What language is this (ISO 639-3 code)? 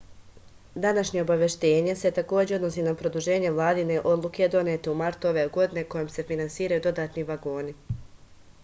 srp